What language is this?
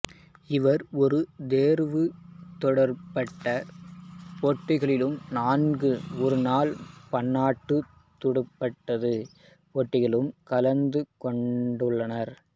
Tamil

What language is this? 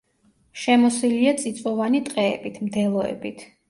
Georgian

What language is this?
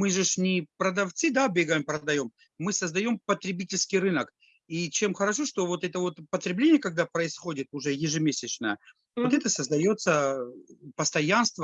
Russian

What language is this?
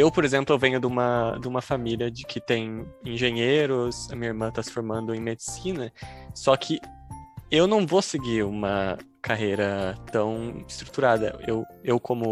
Portuguese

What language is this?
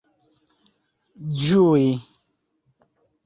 Esperanto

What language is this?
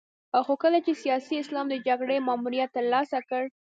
Pashto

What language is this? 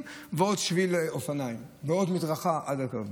Hebrew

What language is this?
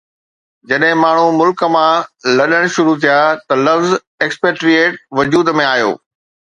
Sindhi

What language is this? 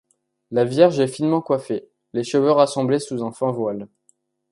French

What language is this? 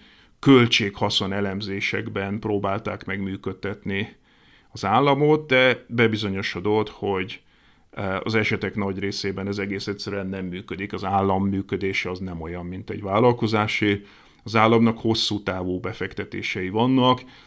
Hungarian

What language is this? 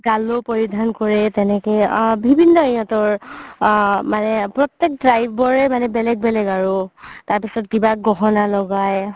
Assamese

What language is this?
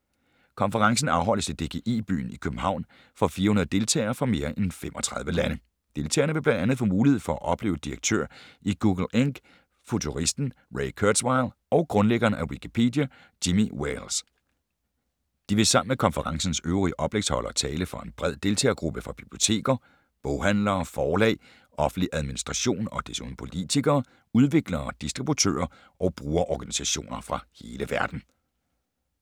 Danish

